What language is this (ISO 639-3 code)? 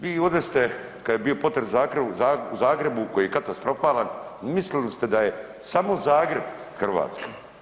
hrv